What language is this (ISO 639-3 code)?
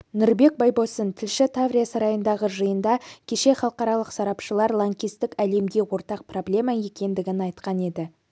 kaz